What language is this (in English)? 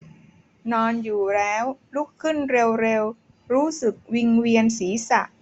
Thai